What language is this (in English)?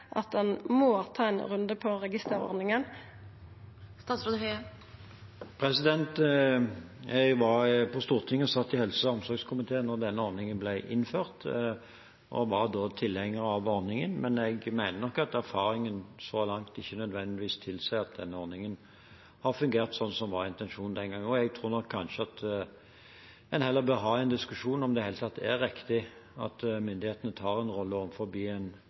Norwegian